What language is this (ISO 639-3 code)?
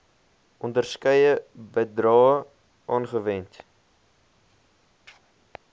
afr